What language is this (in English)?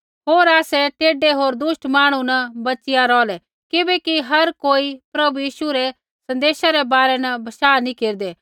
Kullu Pahari